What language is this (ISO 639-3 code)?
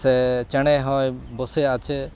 sat